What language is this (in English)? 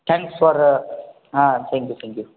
Marathi